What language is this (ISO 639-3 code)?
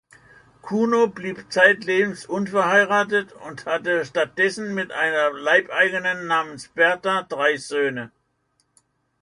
deu